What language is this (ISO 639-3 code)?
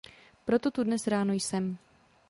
ces